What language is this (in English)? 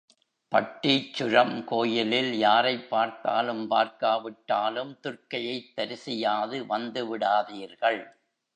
Tamil